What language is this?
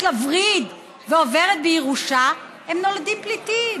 Hebrew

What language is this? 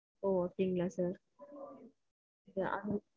Tamil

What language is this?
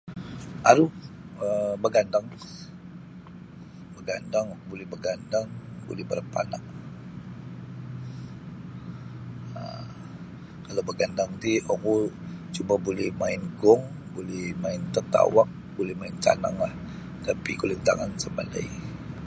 Sabah Bisaya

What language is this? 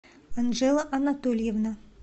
Russian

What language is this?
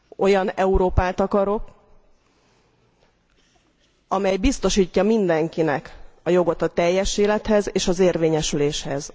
Hungarian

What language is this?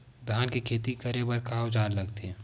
Chhattisgarhi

